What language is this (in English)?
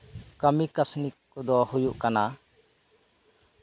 Santali